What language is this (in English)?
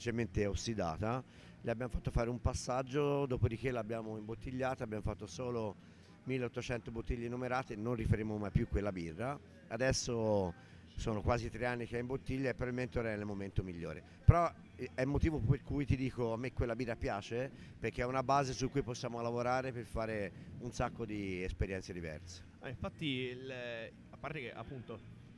Italian